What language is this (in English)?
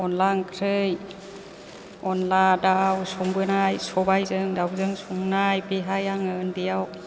Bodo